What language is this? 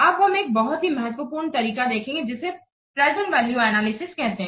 Hindi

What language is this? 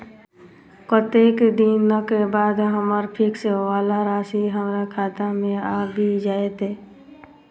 Maithili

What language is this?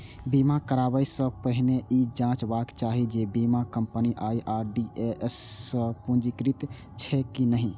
Maithili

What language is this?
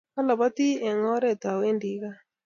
Kalenjin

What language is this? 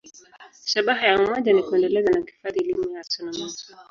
Swahili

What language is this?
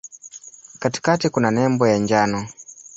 Swahili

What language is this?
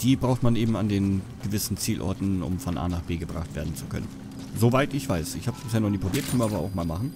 German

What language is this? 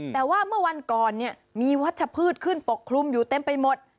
Thai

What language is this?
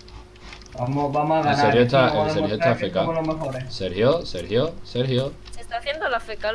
Spanish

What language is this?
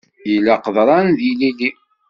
Kabyle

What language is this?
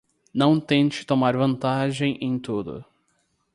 Portuguese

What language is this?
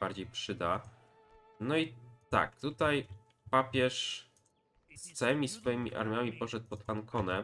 Polish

